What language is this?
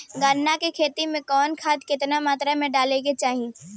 Bhojpuri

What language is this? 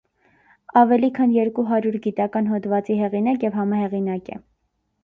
Armenian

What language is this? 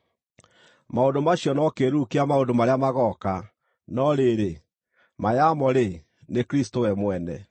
Kikuyu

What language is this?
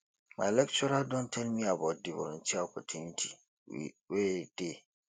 Nigerian Pidgin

